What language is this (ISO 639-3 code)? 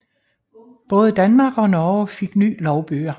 dan